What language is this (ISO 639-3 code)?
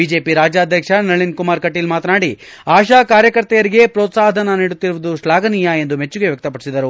kan